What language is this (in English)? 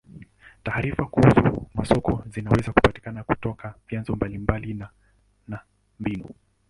Swahili